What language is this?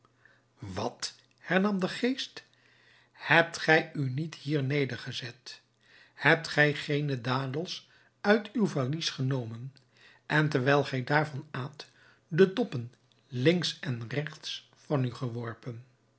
Dutch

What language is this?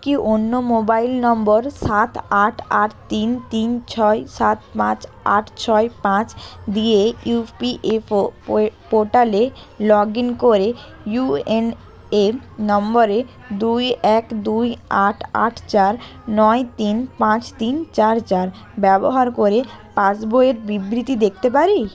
Bangla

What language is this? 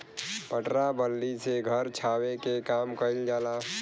Bhojpuri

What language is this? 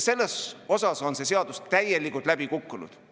Estonian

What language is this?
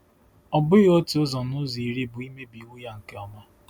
Igbo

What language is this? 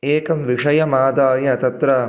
Sanskrit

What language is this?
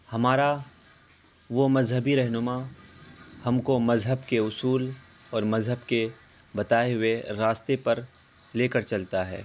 Urdu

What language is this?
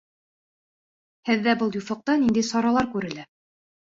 Bashkir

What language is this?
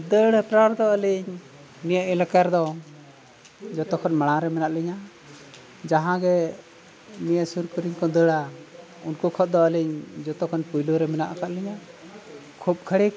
Santali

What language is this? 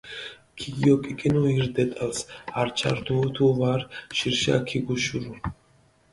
Mingrelian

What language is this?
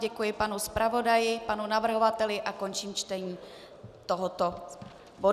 Czech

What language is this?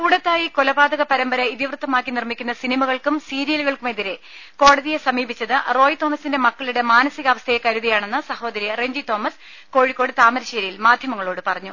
Malayalam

